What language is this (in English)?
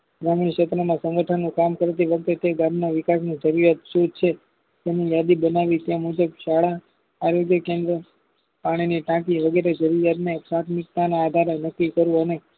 Gujarati